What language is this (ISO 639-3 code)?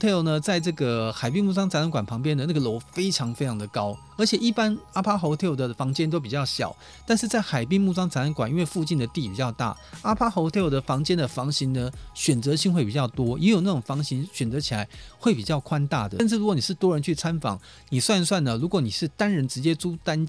zho